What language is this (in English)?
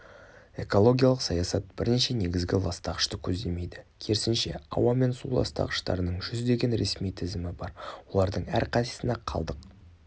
Kazakh